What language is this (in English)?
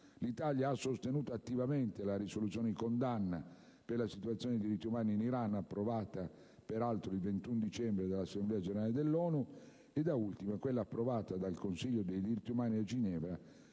Italian